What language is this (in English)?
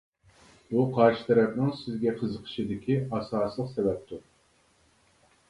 Uyghur